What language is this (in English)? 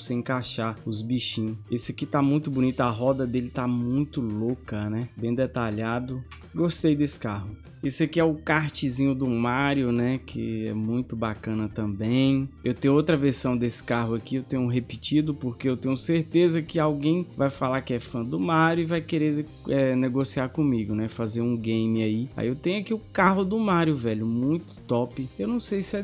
Portuguese